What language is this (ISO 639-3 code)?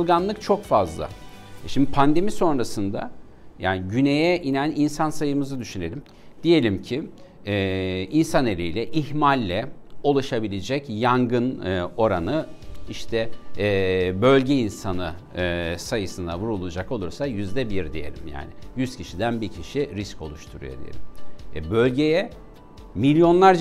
tur